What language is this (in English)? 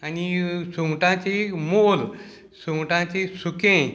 Konkani